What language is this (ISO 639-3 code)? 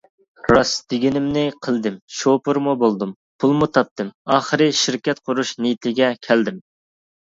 uig